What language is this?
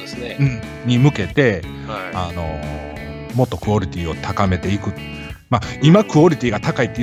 Japanese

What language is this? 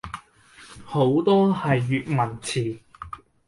Cantonese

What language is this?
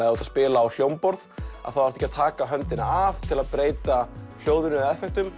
Icelandic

